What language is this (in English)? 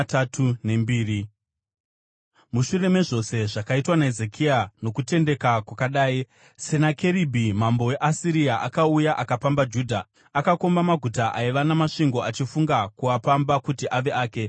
Shona